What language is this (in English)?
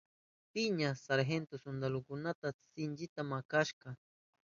Southern Pastaza Quechua